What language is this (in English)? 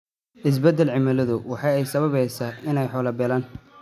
Somali